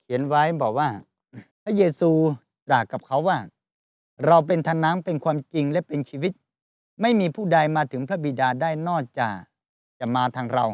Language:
Thai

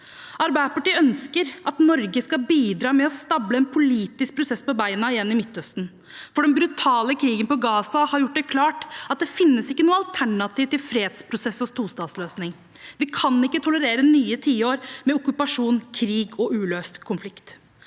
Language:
Norwegian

